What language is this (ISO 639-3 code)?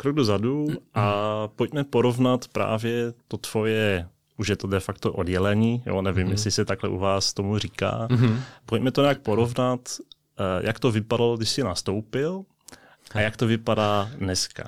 ces